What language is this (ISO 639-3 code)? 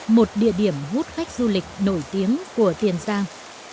vie